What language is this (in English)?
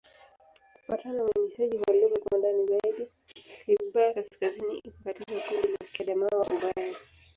Swahili